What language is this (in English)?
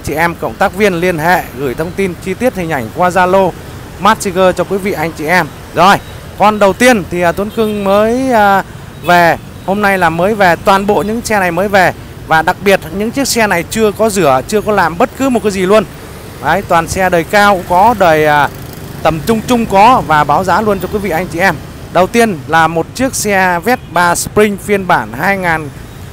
Vietnamese